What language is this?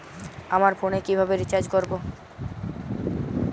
Bangla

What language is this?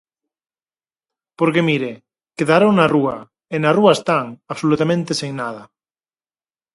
Galician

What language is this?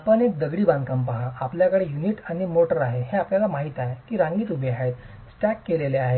Marathi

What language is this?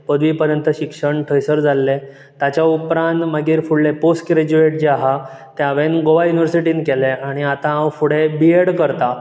Konkani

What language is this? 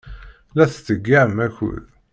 Kabyle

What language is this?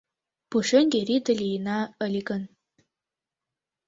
Mari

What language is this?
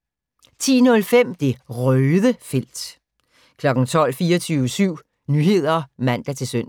Danish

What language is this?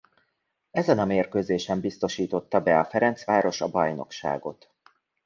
Hungarian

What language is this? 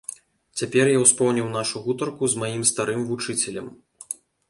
Belarusian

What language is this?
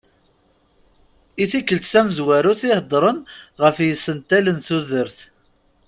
Kabyle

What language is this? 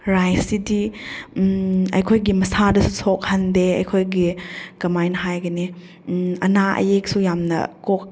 Manipuri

